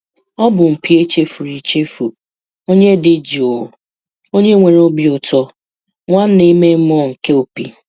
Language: Igbo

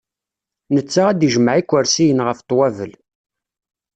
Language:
Kabyle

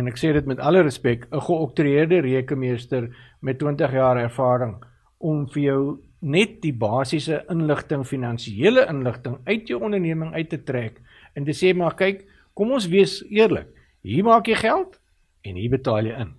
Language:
Swedish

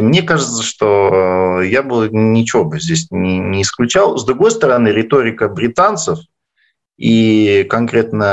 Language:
Russian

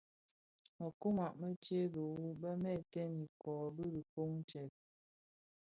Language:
Bafia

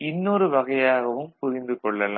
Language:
Tamil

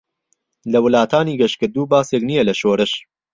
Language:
Central Kurdish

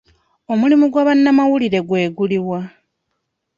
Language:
Ganda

